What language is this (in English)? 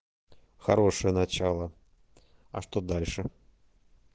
Russian